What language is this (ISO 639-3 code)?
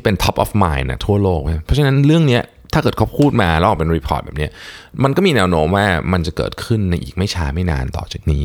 tha